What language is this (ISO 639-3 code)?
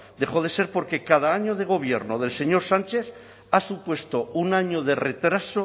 spa